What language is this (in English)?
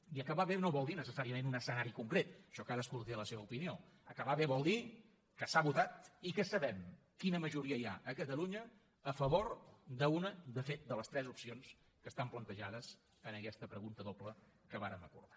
Catalan